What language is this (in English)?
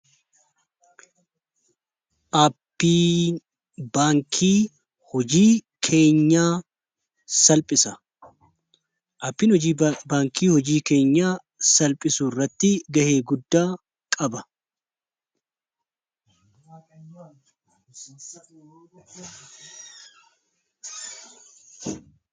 Oromo